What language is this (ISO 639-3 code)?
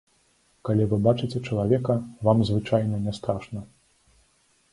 bel